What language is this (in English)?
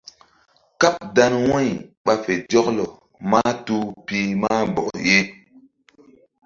Mbum